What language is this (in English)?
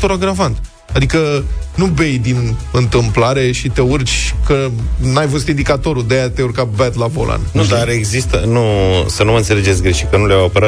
Romanian